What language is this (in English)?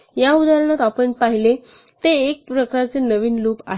Marathi